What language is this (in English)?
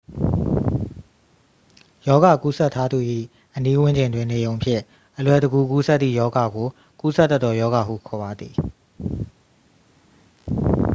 Burmese